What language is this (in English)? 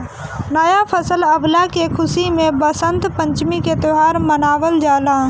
Bhojpuri